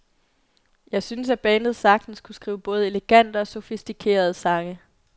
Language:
Danish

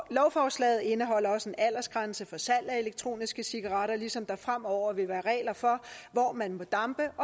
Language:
Danish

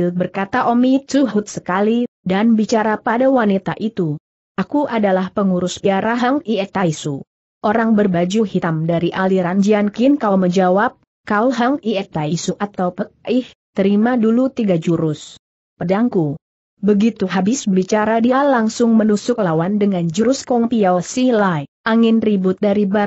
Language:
Indonesian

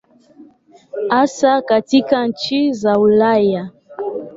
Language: Swahili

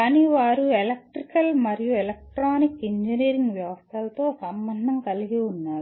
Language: Telugu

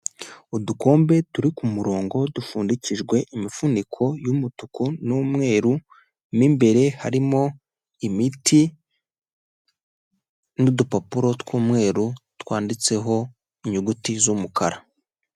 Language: Kinyarwanda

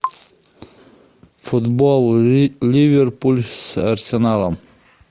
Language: Russian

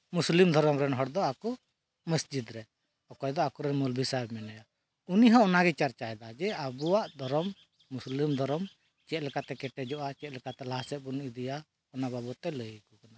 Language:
Santali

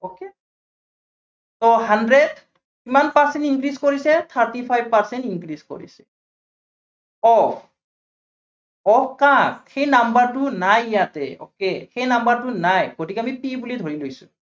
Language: Assamese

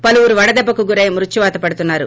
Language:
Telugu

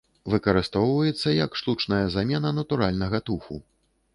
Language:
Belarusian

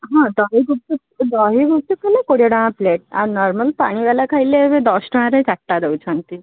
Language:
Odia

